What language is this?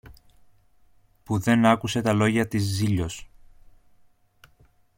Greek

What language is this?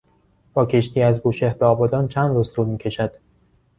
Persian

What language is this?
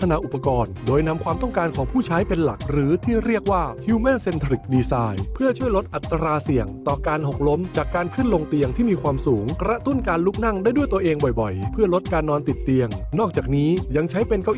Thai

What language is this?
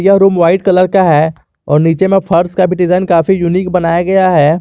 Hindi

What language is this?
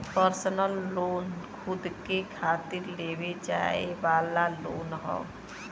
Bhojpuri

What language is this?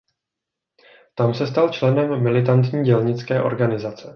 Czech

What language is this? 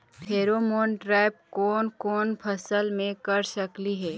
Magahi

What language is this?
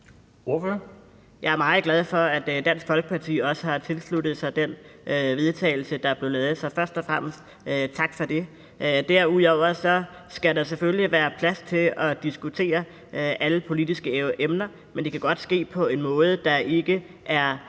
Danish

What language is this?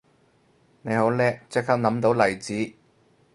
Cantonese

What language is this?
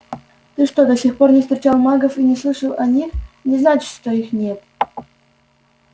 Russian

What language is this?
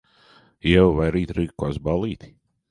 Latvian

